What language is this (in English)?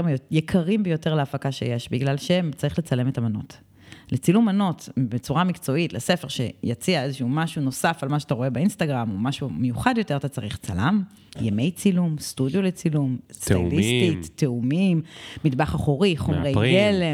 Hebrew